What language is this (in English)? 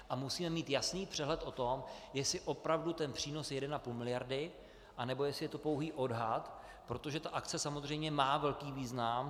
Czech